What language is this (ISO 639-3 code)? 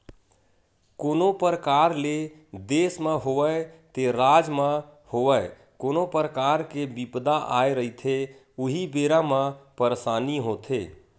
hne